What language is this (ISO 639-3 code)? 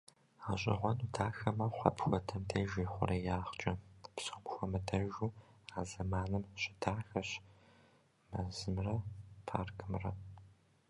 kbd